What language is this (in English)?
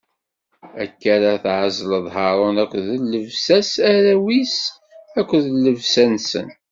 Kabyle